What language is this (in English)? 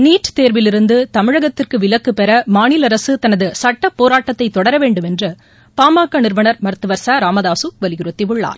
Tamil